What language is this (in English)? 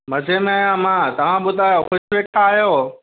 Sindhi